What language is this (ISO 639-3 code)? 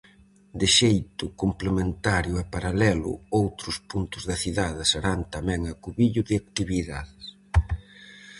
glg